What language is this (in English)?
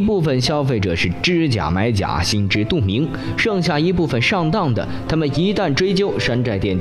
Chinese